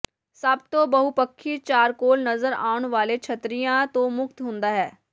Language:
Punjabi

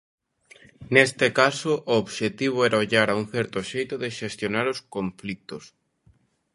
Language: Galician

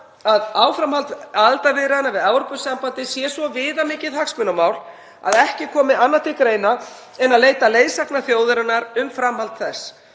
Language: Icelandic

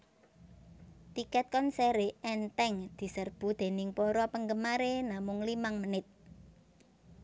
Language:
Javanese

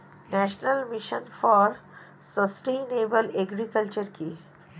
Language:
Bangla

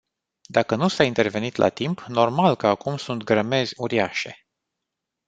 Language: Romanian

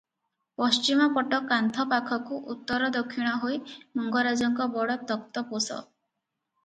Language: Odia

